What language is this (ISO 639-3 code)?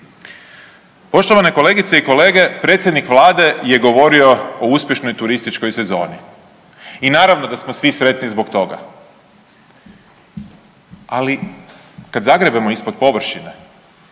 hrv